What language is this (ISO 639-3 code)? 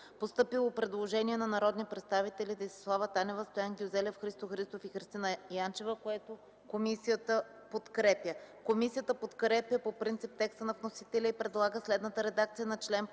bul